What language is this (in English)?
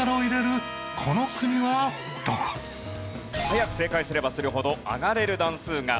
Japanese